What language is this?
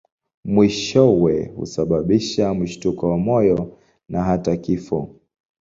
Swahili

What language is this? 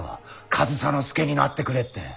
Japanese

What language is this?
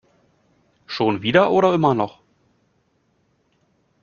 German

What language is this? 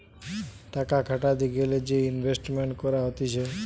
Bangla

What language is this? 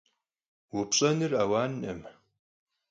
Kabardian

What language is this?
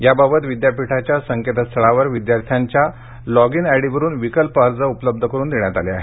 Marathi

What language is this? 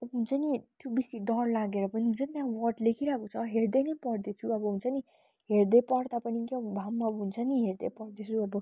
Nepali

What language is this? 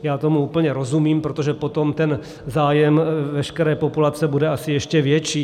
Czech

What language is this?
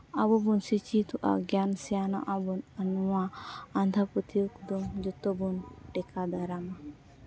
Santali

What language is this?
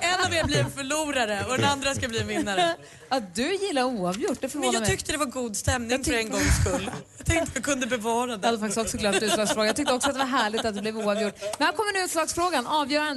Swedish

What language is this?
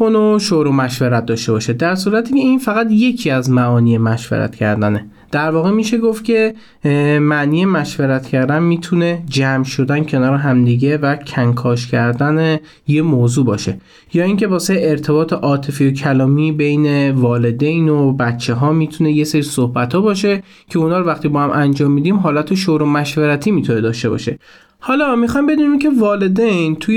Persian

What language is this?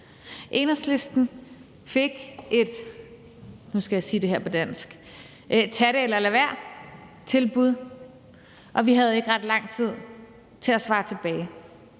Danish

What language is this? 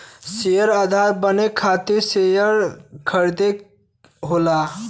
Bhojpuri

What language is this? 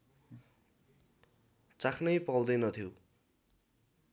Nepali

